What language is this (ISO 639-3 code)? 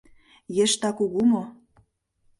chm